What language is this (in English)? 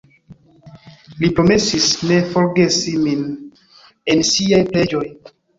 Esperanto